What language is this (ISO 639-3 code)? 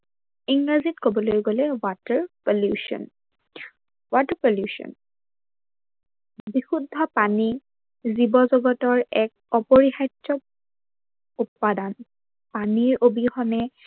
asm